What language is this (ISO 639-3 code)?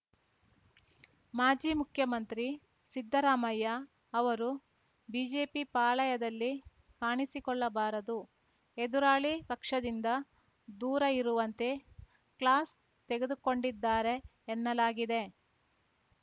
kan